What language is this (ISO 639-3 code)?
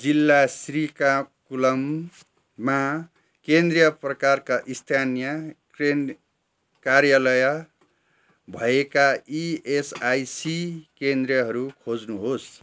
nep